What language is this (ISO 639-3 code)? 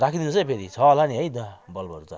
nep